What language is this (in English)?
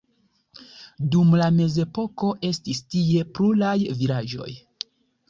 Esperanto